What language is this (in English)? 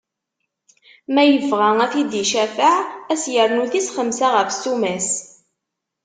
Kabyle